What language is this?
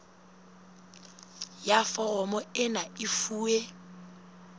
Southern Sotho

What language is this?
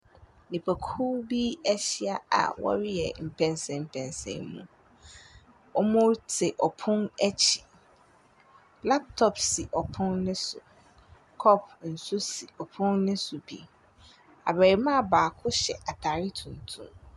Akan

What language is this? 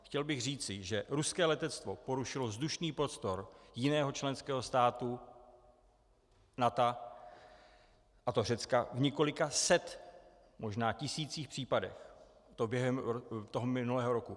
Czech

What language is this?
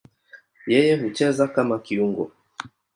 Swahili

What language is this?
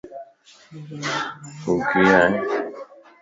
Lasi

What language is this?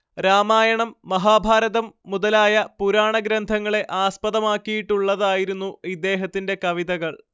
Malayalam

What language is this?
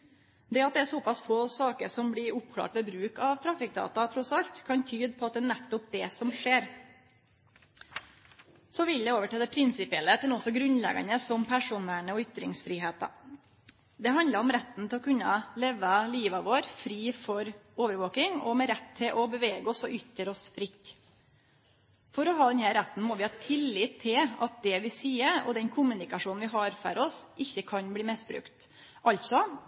Norwegian Nynorsk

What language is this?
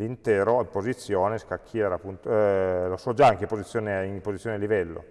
Italian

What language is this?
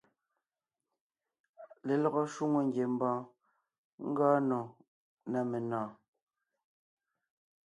Ngiemboon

